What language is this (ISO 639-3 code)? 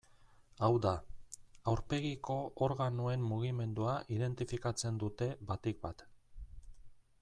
eus